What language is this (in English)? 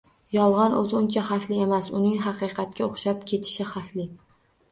Uzbek